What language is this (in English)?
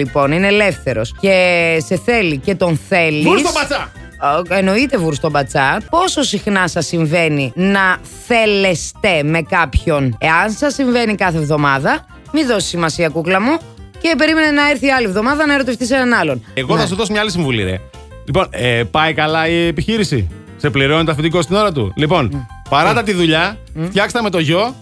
Greek